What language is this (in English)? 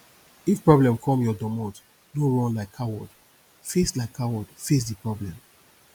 Nigerian Pidgin